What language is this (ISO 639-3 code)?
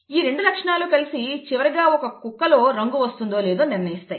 tel